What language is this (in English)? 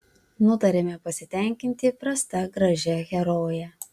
Lithuanian